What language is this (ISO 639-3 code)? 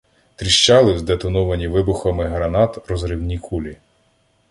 ukr